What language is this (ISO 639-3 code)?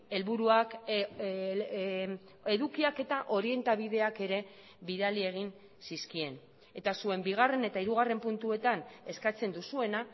eus